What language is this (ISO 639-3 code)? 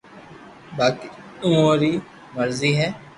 lrk